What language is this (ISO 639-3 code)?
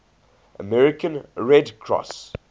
eng